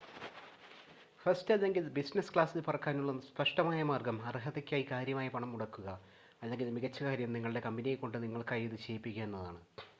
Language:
Malayalam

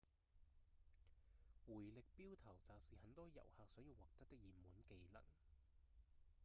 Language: Cantonese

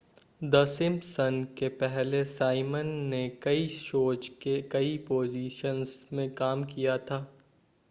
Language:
Hindi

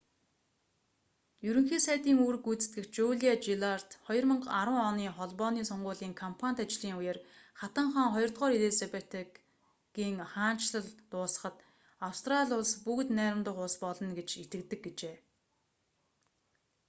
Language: Mongolian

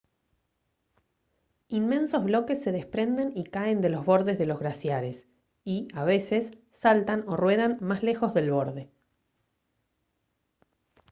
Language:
Spanish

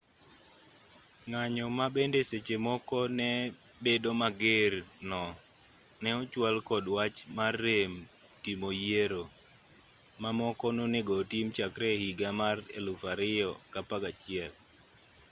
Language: Luo (Kenya and Tanzania)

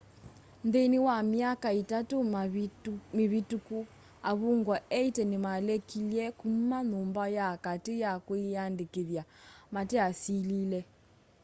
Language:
Kamba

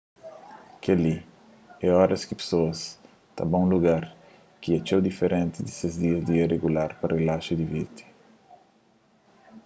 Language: Kabuverdianu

